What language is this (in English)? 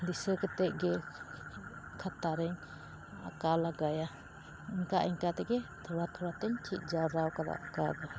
Santali